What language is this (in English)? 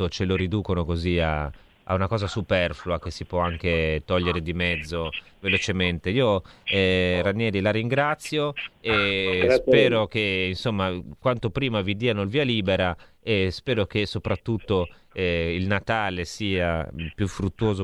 Italian